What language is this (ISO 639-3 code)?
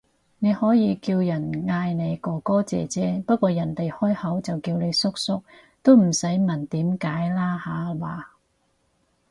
yue